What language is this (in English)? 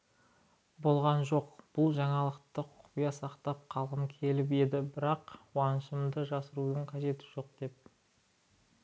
Kazakh